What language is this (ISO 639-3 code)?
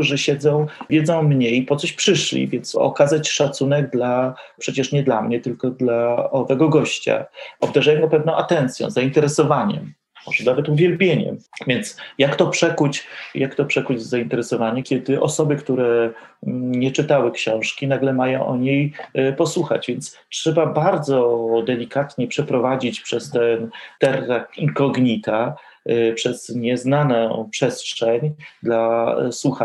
pol